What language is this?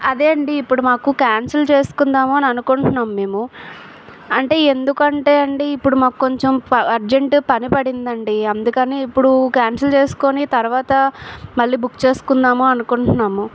Telugu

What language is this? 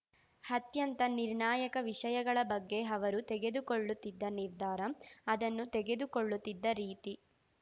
Kannada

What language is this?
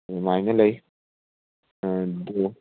Manipuri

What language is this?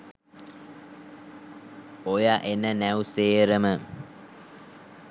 Sinhala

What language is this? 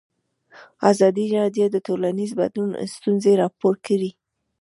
Pashto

